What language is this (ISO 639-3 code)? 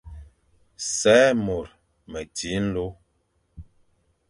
fan